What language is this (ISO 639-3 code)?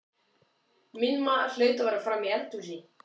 isl